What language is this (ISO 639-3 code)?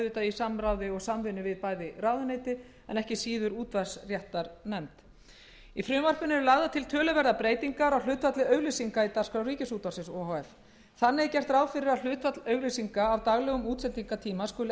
isl